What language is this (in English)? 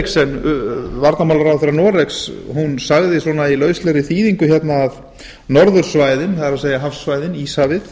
Icelandic